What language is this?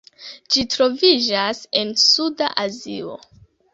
Esperanto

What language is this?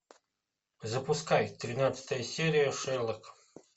Russian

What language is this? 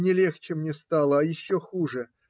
Russian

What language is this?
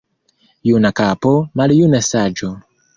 Esperanto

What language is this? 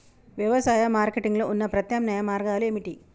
Telugu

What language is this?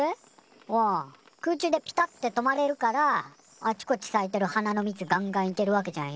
Japanese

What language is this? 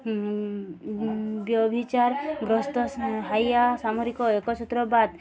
Odia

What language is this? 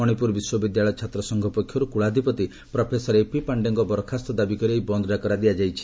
Odia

